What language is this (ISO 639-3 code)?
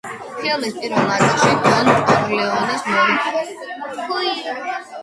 kat